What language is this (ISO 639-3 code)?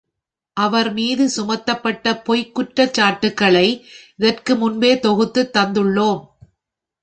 tam